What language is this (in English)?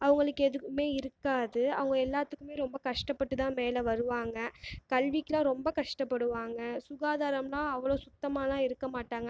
Tamil